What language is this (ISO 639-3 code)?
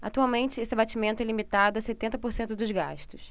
por